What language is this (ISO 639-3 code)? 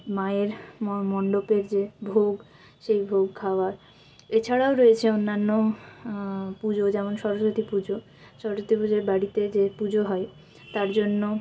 ben